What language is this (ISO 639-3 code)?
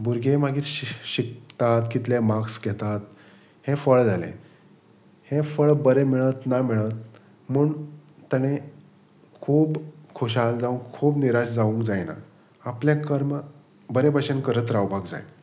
kok